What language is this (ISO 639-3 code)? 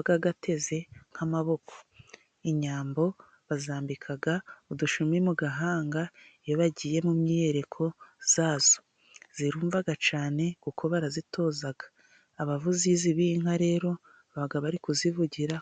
kin